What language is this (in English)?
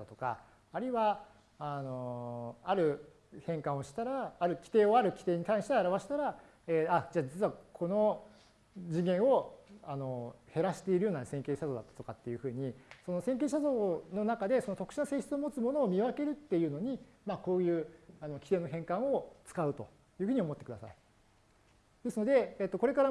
Japanese